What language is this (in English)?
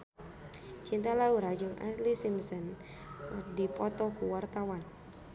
Sundanese